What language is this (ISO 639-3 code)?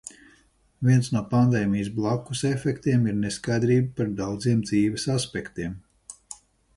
lav